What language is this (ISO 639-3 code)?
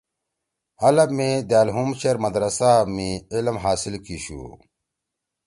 trw